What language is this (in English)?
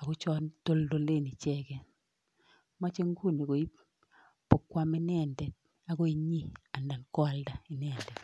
Kalenjin